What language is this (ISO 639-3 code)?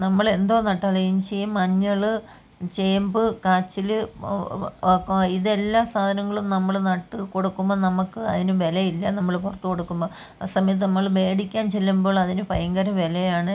mal